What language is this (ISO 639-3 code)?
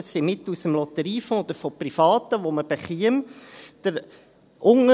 gsw